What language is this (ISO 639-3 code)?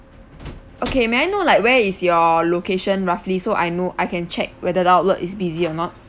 eng